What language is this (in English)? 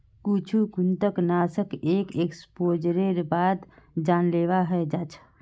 Magahi